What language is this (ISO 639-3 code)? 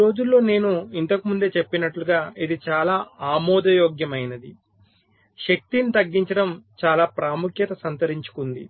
tel